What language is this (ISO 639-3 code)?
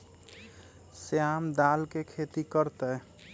mag